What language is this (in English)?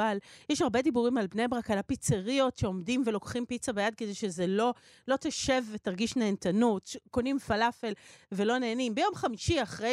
Hebrew